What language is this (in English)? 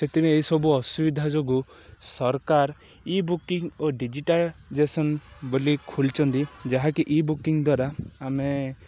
Odia